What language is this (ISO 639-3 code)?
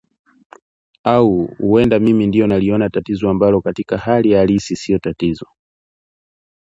swa